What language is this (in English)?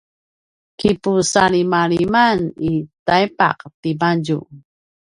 Paiwan